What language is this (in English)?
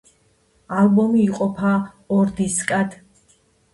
Georgian